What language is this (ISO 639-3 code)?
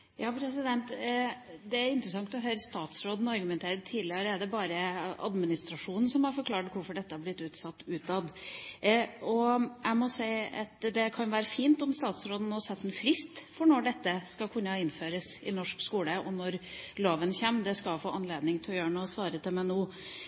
nob